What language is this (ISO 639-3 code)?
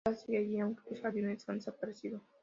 spa